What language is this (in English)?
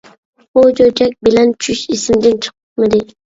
Uyghur